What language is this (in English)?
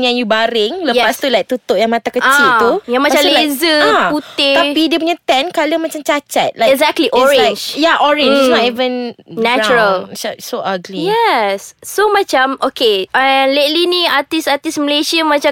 Malay